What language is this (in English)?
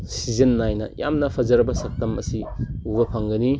Manipuri